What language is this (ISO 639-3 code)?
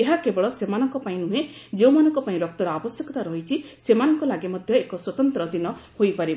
ori